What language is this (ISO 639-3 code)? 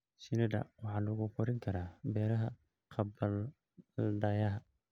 som